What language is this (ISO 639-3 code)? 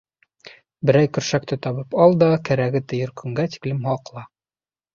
bak